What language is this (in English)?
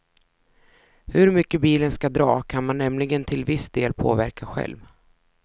Swedish